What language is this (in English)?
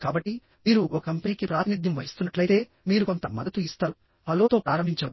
Telugu